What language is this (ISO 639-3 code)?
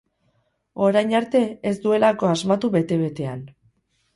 eus